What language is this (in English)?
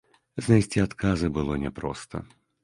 Belarusian